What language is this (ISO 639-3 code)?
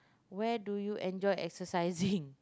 eng